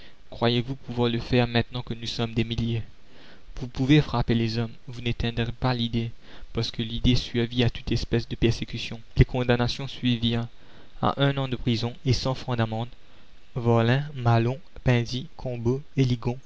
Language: French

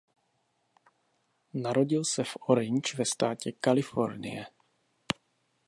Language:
Czech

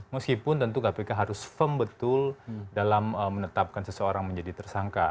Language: Indonesian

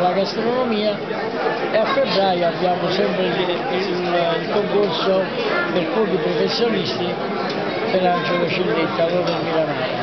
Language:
Italian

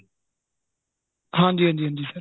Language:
Punjabi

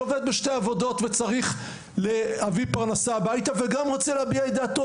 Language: Hebrew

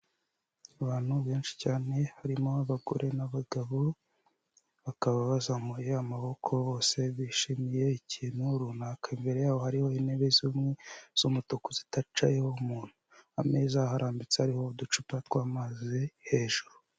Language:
Kinyarwanda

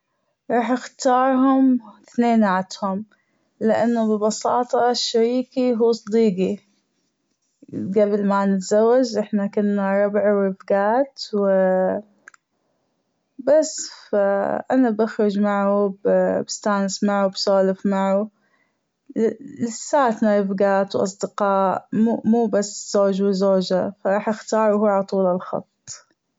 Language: Gulf Arabic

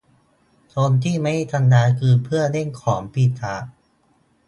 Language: Thai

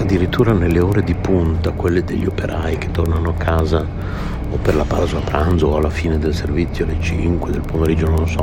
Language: Italian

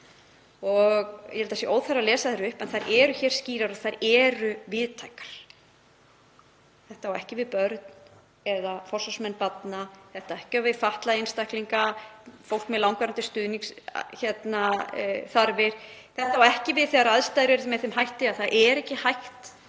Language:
Icelandic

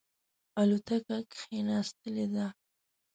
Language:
Pashto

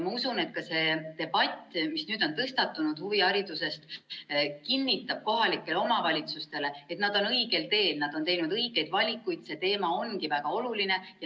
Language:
Estonian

